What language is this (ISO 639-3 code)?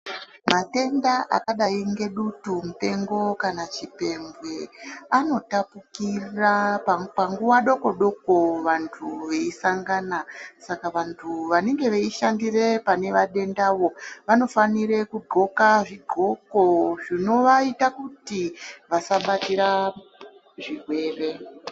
ndc